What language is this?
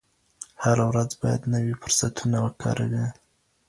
Pashto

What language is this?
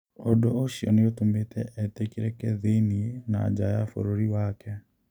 Kikuyu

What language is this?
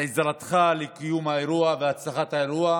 Hebrew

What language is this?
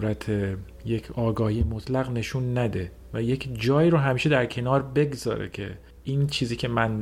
Persian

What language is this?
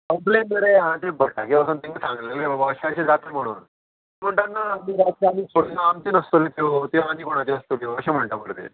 Konkani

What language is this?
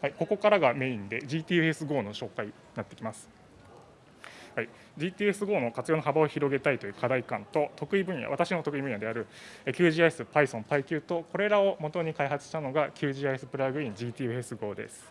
Japanese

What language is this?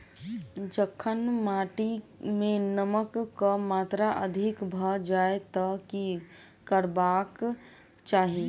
Maithili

